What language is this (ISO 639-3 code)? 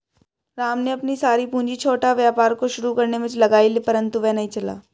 hin